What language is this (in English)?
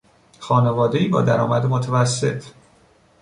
Persian